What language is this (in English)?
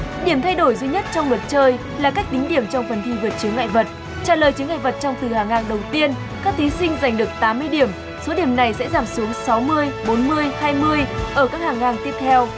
Vietnamese